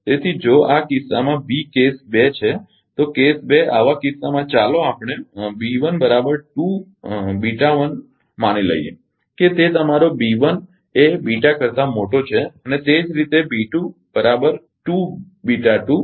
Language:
Gujarati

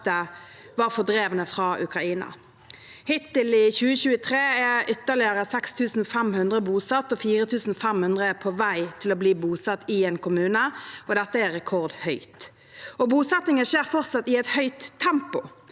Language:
Norwegian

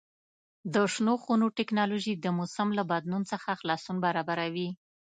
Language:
Pashto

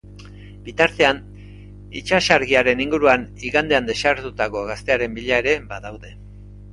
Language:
Basque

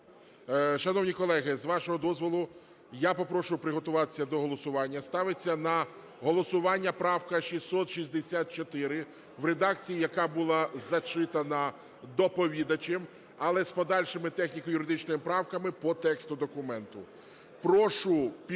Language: Ukrainian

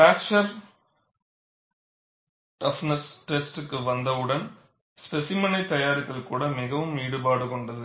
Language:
Tamil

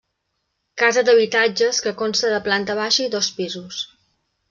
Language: Catalan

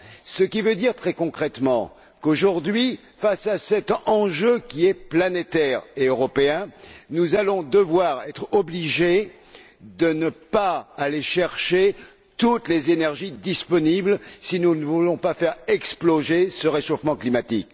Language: French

